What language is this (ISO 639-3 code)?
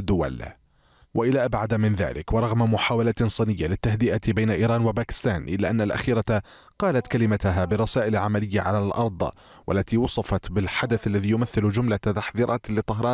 ara